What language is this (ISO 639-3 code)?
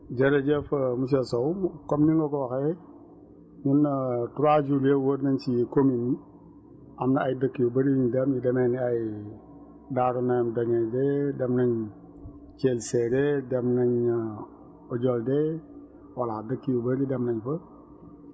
wol